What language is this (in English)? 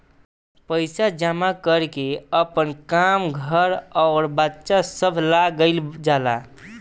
Bhojpuri